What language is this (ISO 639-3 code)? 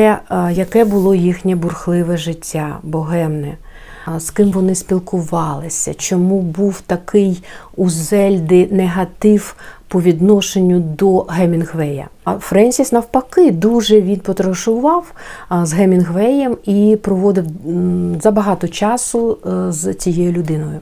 ukr